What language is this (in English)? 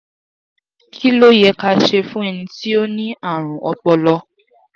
Yoruba